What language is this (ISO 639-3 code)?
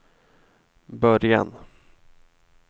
swe